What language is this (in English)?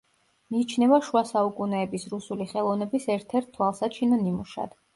Georgian